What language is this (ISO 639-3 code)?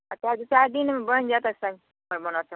mai